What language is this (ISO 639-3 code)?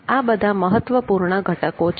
guj